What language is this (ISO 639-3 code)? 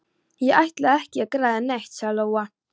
isl